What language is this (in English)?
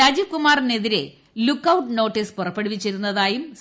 Malayalam